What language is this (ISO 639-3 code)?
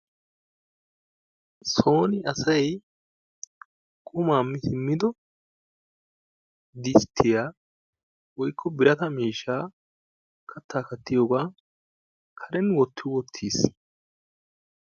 wal